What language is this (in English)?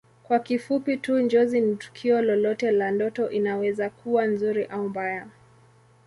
Swahili